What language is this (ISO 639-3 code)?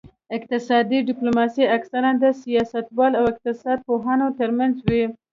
pus